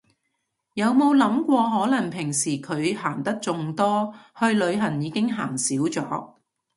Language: Cantonese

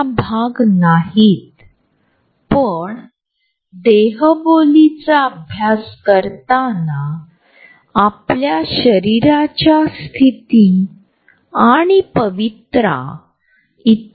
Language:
Marathi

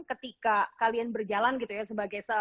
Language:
Indonesian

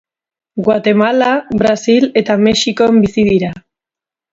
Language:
Basque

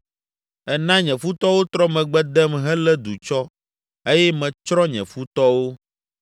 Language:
Ewe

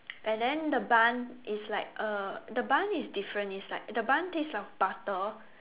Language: English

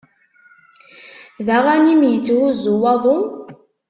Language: Kabyle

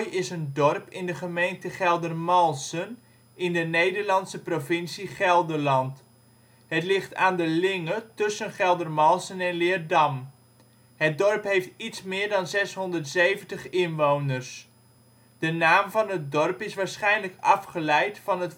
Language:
Dutch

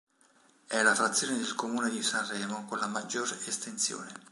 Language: Italian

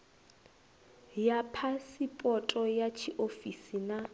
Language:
Venda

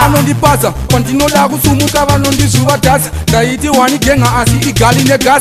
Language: Portuguese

